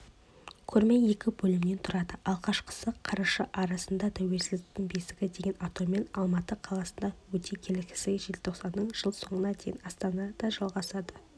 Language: Kazakh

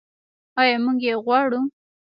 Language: Pashto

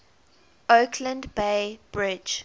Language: English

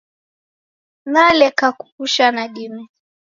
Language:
Taita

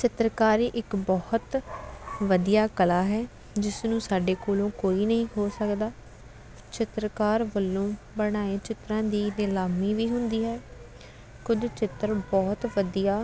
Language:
Punjabi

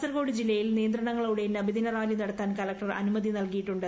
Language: Malayalam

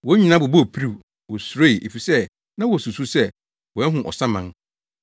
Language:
Akan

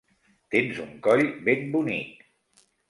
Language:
Catalan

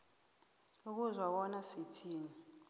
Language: South Ndebele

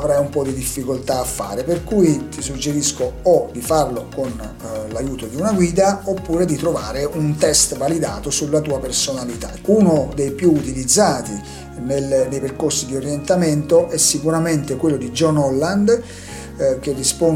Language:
Italian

